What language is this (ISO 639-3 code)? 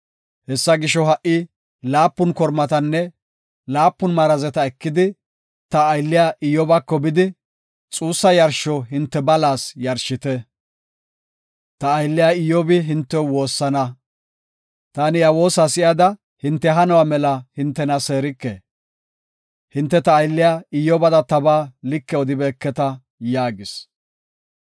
gof